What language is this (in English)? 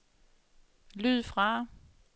Danish